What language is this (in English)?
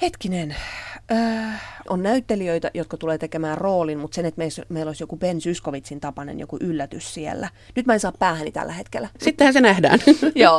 Finnish